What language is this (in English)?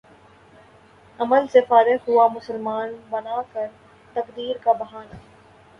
Urdu